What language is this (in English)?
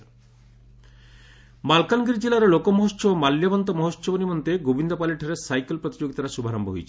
Odia